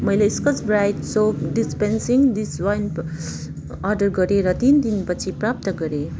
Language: Nepali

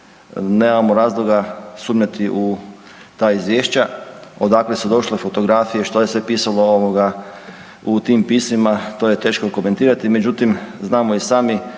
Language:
Croatian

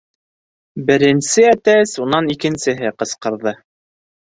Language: Bashkir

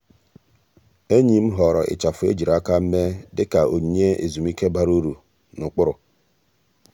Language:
Igbo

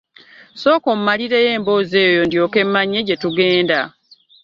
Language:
Ganda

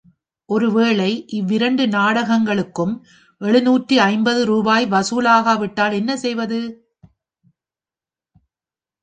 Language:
Tamil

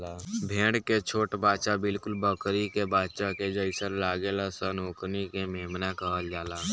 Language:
Bhojpuri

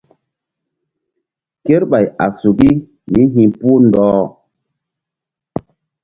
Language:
Mbum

